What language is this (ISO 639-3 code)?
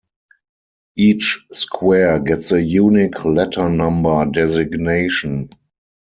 eng